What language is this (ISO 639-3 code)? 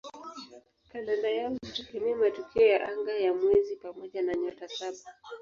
swa